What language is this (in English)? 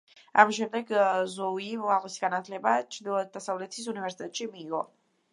Georgian